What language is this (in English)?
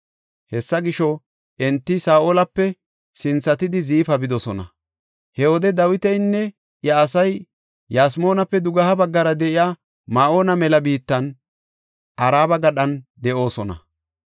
Gofa